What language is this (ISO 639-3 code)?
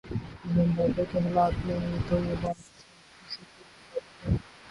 urd